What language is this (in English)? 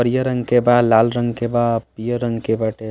Bhojpuri